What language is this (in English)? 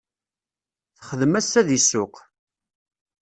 Kabyle